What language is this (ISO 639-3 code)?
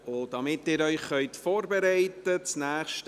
gsw